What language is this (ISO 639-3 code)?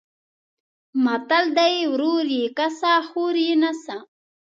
pus